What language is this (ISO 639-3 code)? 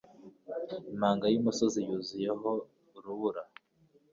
kin